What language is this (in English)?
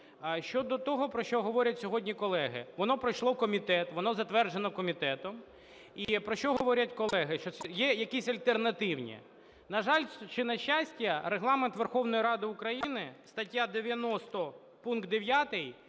Ukrainian